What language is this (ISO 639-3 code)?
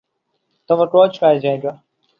urd